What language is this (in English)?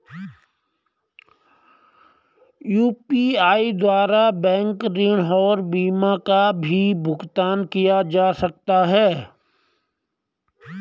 Hindi